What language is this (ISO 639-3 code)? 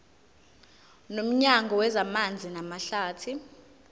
zul